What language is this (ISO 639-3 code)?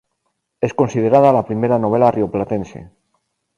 spa